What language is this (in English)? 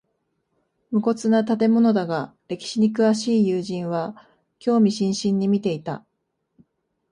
Japanese